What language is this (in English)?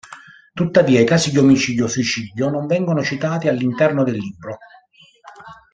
Italian